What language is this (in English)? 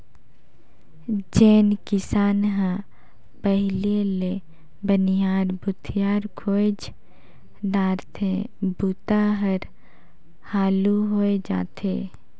Chhattisgarhi